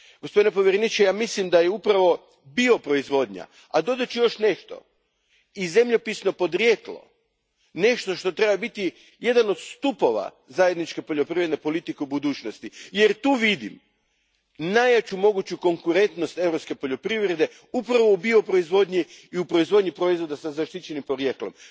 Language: Croatian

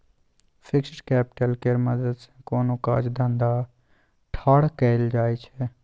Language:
Maithili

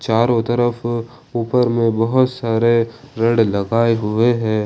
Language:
Hindi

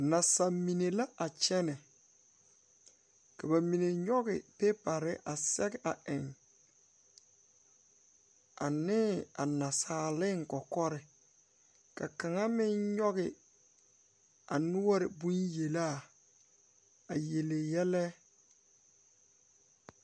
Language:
Southern Dagaare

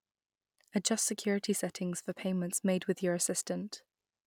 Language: English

